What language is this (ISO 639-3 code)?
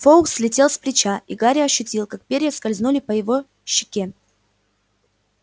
rus